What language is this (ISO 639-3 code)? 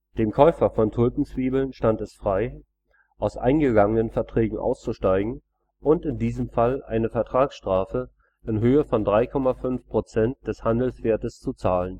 deu